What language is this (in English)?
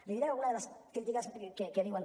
Catalan